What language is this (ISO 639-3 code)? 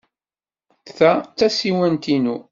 kab